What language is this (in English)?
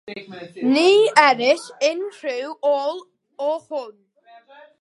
Welsh